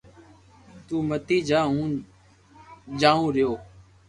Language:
Loarki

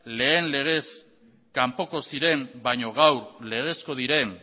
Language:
Basque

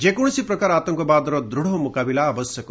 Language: Odia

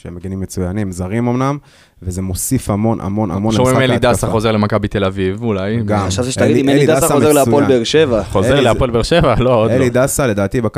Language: Hebrew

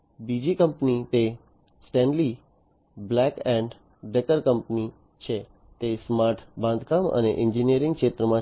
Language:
Gujarati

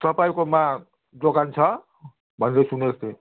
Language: Nepali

